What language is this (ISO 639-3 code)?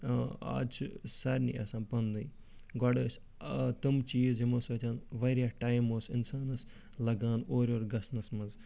kas